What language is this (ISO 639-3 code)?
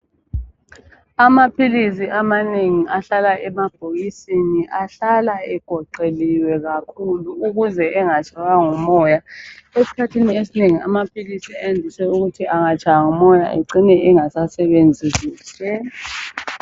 nde